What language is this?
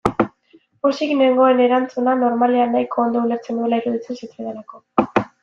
Basque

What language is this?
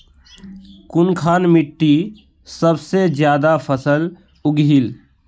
Magahi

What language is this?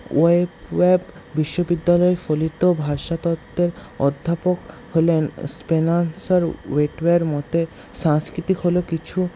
Bangla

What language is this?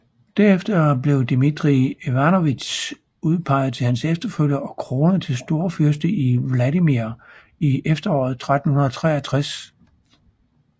Danish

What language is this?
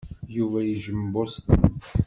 Kabyle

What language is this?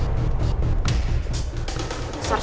Indonesian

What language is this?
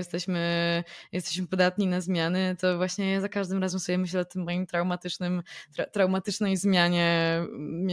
Polish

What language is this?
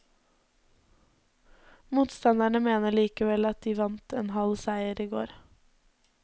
Norwegian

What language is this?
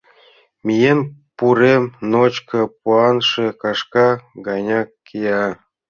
Mari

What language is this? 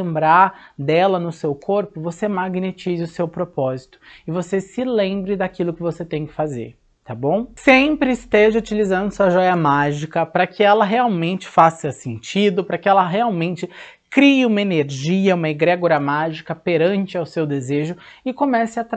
Portuguese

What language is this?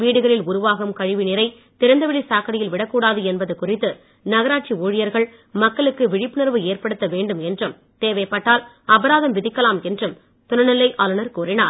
Tamil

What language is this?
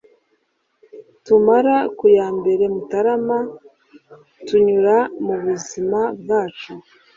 Kinyarwanda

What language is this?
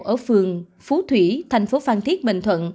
Vietnamese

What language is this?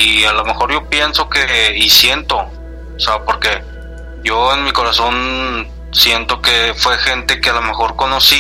Spanish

